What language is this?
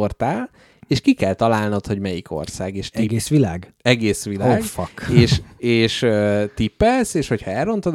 Hungarian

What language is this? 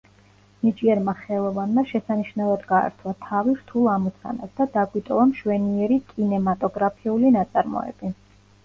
Georgian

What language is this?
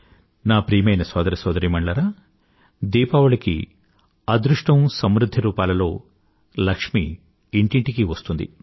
Telugu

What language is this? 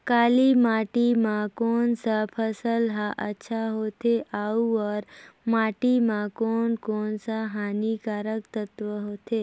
Chhattisgarhi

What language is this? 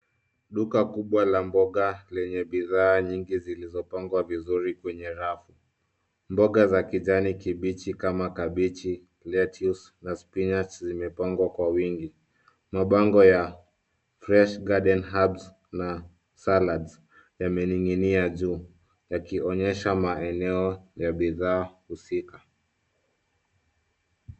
Swahili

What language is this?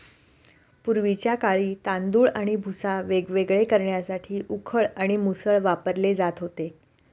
Marathi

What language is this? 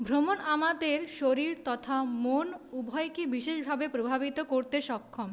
Bangla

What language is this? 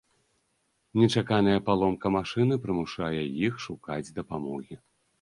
Belarusian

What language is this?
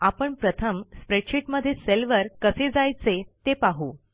Marathi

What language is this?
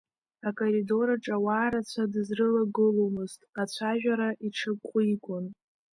Abkhazian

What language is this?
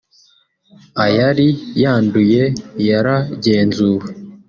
Kinyarwanda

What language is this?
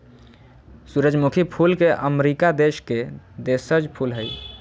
Magahi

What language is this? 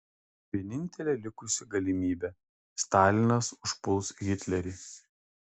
Lithuanian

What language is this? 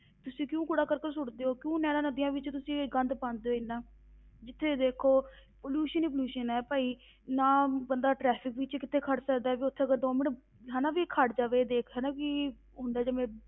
Punjabi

